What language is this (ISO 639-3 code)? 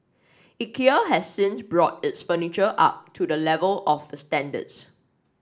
eng